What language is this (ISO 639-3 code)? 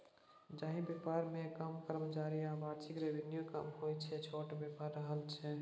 mai